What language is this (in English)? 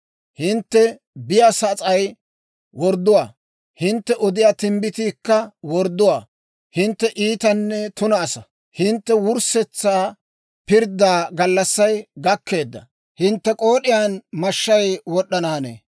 Dawro